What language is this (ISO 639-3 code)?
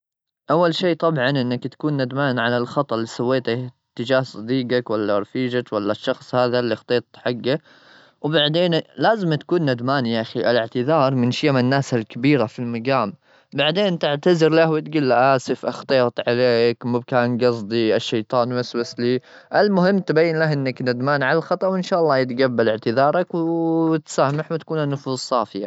afb